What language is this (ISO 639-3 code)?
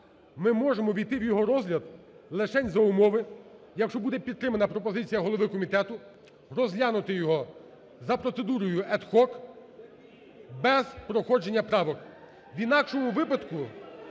ukr